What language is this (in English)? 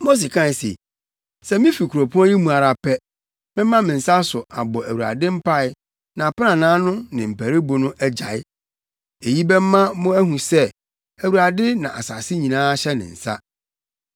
Akan